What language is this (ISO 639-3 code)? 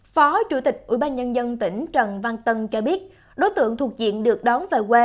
vie